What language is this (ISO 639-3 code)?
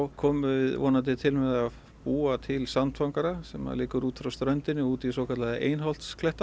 isl